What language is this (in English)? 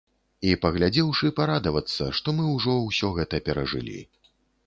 Belarusian